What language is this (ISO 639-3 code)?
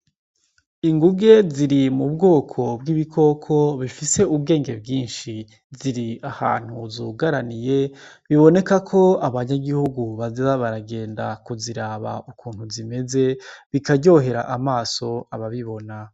run